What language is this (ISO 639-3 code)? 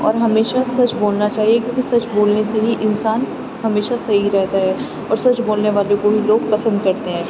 urd